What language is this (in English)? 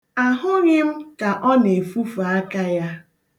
Igbo